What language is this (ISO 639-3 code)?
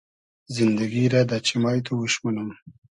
haz